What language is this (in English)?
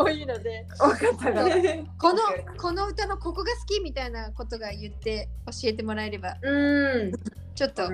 Japanese